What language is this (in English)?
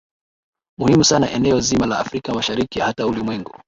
Swahili